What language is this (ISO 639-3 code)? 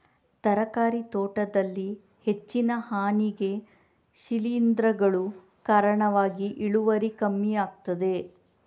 kan